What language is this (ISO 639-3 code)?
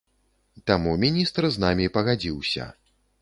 bel